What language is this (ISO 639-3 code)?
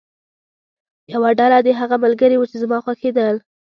pus